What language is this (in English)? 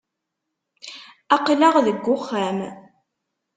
Kabyle